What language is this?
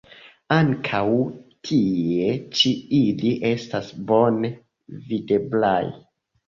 Esperanto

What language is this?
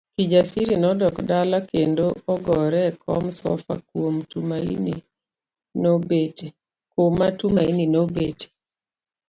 Luo (Kenya and Tanzania)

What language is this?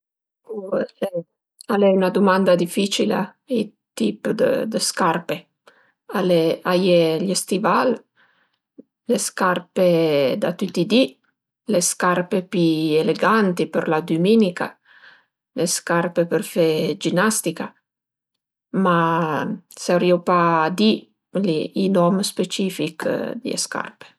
Piedmontese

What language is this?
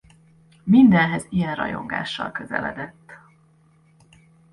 Hungarian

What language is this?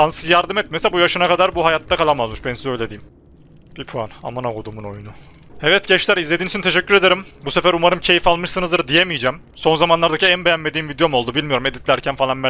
Turkish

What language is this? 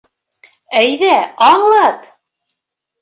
Bashkir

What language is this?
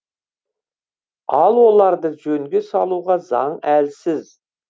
Kazakh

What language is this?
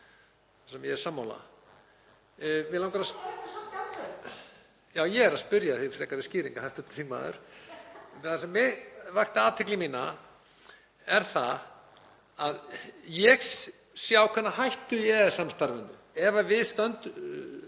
Icelandic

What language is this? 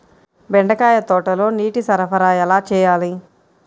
Telugu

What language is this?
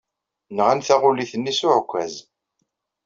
Kabyle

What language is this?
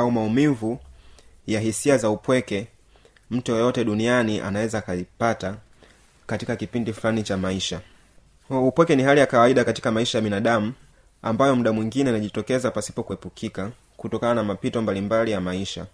Swahili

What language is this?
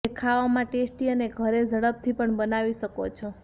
Gujarati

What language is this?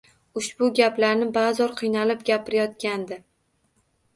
Uzbek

